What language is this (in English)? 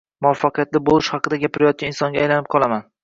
Uzbek